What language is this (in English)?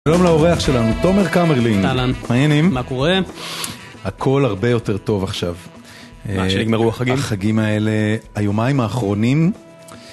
Hebrew